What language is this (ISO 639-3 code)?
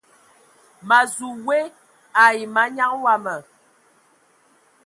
ewo